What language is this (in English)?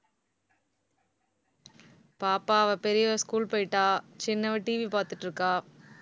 Tamil